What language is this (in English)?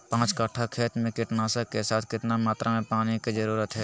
Magahi